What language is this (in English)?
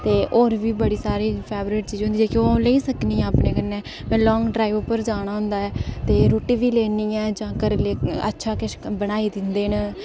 Dogri